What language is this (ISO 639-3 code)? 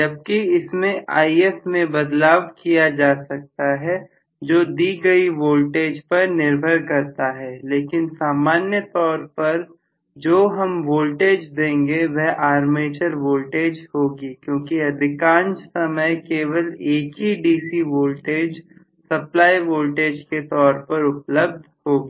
hin